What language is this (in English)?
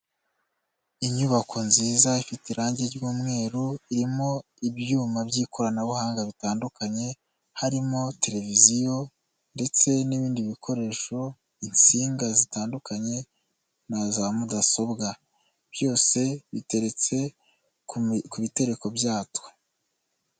Kinyarwanda